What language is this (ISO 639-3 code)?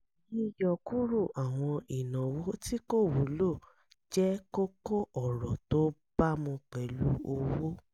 yor